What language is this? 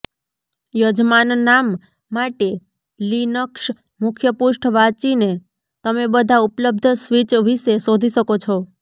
Gujarati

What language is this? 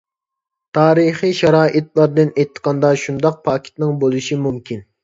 Uyghur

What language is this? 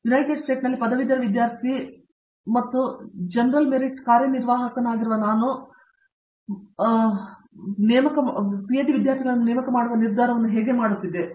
Kannada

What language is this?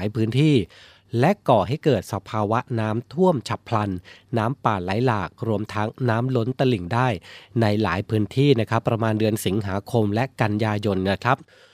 Thai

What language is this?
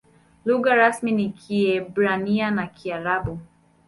Swahili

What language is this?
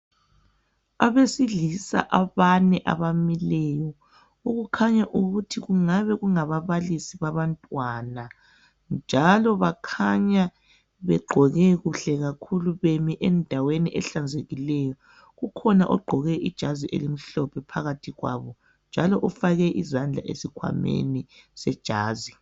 North Ndebele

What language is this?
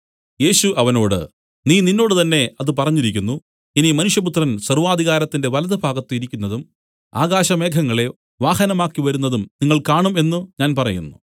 Malayalam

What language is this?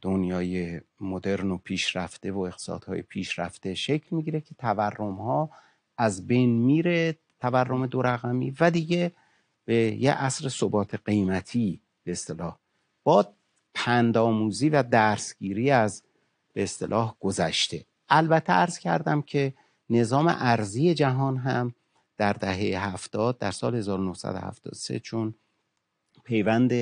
Persian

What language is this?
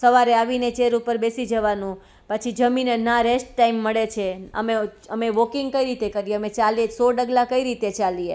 Gujarati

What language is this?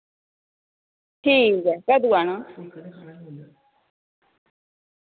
Dogri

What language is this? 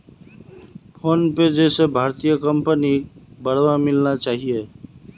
Magahi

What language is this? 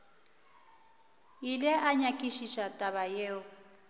Northern Sotho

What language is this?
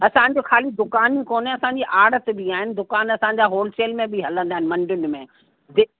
Sindhi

